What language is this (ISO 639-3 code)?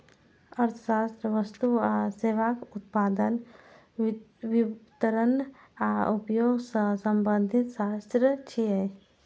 mai